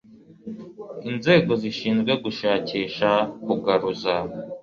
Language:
Kinyarwanda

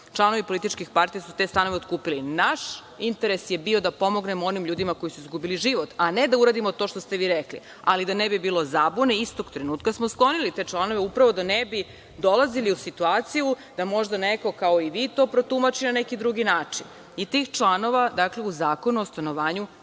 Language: Serbian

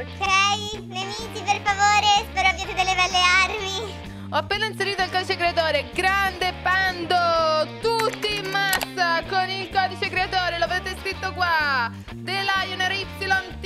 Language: Italian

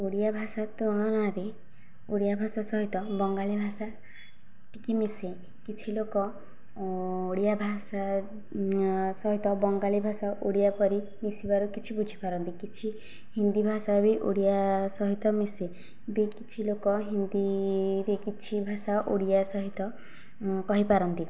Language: Odia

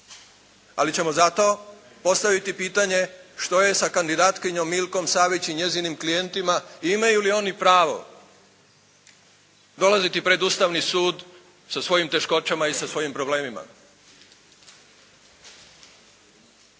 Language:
Croatian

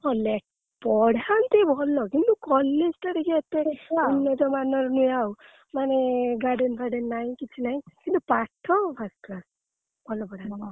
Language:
Odia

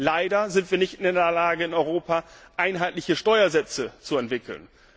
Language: German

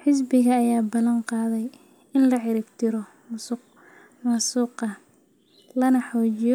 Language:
Somali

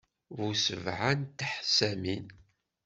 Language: Kabyle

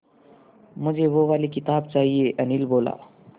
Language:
Hindi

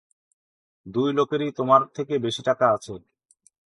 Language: Bangla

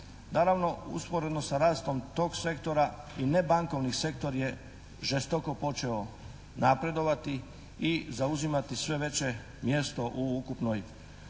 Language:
Croatian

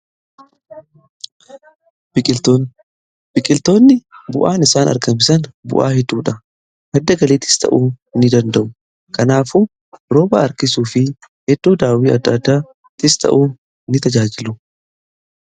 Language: Oromo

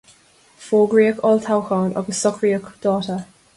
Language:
Irish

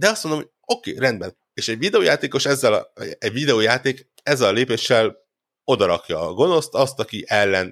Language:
Hungarian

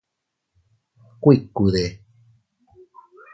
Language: Teutila Cuicatec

